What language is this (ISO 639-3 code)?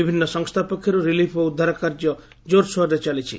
ori